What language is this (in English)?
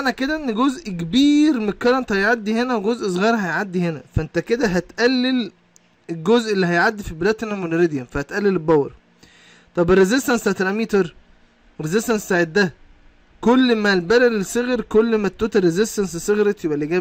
Arabic